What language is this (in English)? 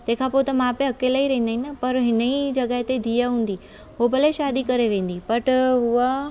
Sindhi